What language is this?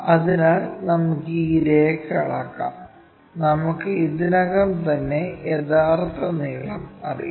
Malayalam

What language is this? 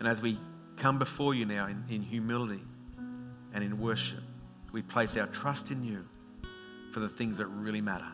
English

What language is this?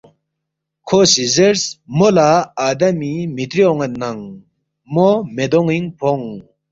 Balti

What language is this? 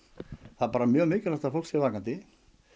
Icelandic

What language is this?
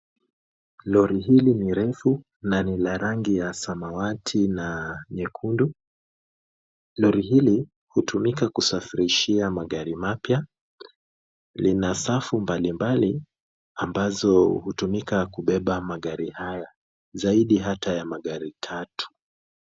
Swahili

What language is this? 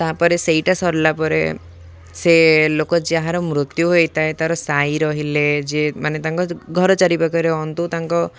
Odia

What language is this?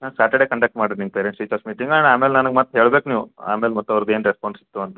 Kannada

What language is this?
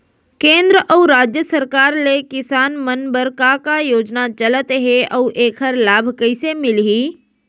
Chhattisgarhi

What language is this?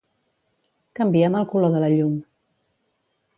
Catalan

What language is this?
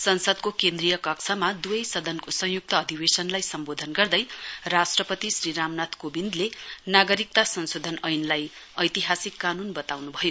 Nepali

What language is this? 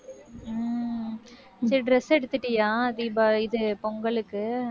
Tamil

